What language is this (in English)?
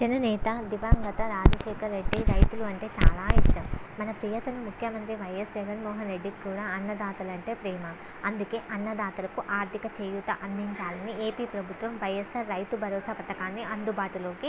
Telugu